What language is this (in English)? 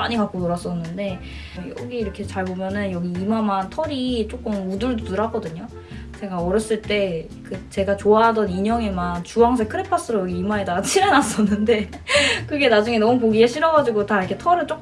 Korean